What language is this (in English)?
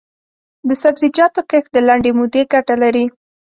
Pashto